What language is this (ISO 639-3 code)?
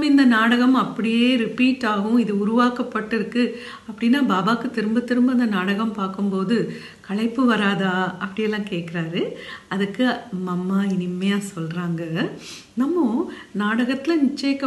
tur